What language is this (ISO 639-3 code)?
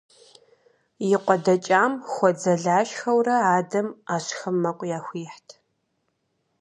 kbd